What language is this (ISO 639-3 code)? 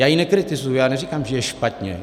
ces